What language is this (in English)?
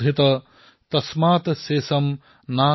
Assamese